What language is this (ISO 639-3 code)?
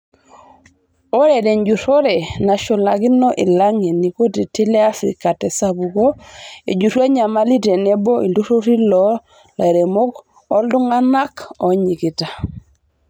mas